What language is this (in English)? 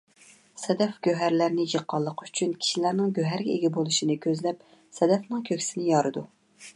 Uyghur